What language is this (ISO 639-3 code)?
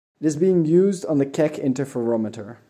eng